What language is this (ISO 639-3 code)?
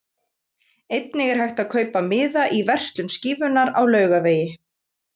isl